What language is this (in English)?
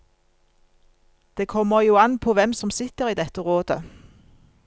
Norwegian